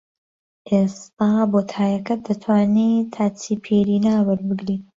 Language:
Central Kurdish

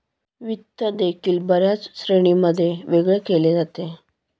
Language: Marathi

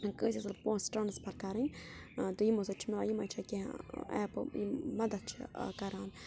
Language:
Kashmiri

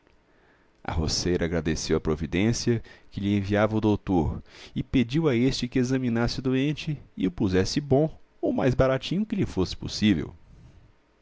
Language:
Portuguese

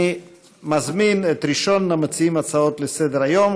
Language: Hebrew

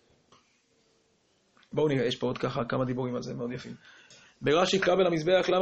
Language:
Hebrew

